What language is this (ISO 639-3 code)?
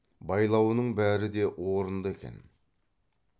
kaz